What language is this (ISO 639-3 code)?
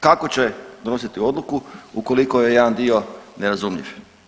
hrv